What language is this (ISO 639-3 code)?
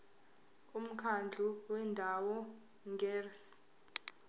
zul